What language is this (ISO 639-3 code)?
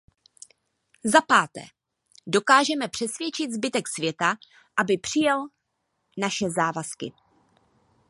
ces